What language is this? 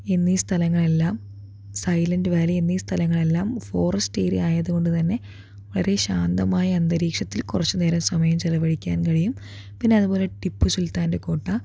Malayalam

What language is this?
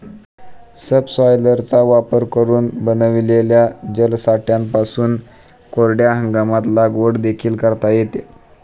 Marathi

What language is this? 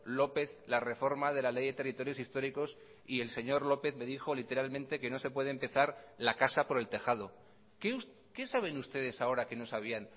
Spanish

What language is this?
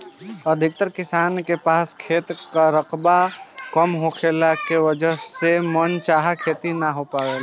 Bhojpuri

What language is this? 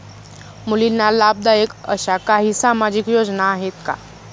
Marathi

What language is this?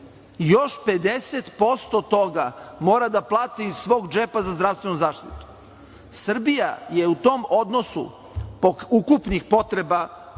Serbian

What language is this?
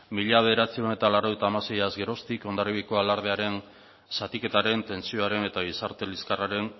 Basque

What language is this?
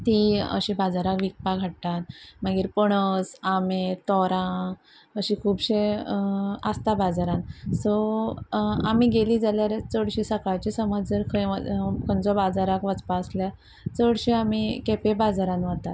Konkani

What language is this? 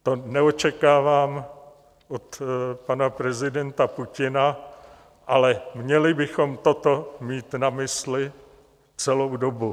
Czech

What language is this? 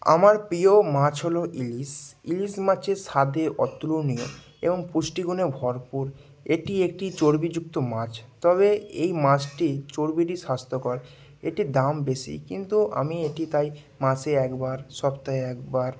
Bangla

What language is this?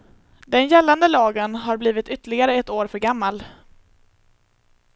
Swedish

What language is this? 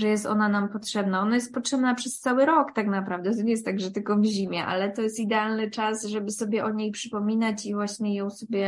Polish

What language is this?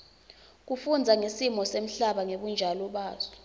Swati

